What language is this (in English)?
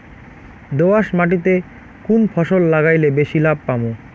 Bangla